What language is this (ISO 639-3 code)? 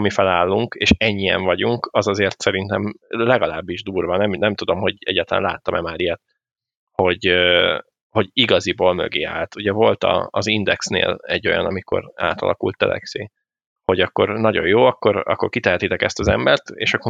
hun